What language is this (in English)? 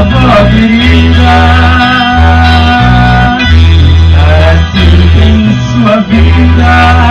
Romanian